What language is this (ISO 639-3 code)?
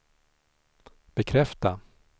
swe